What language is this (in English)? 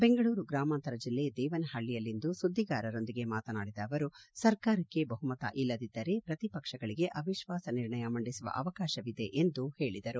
Kannada